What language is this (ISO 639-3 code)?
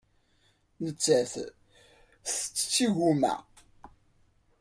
kab